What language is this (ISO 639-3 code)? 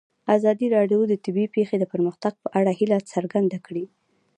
pus